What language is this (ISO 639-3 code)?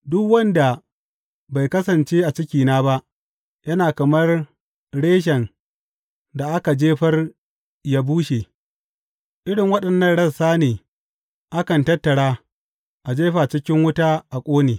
hau